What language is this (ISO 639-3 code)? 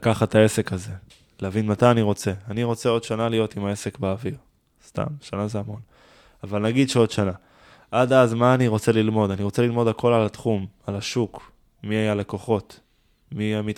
heb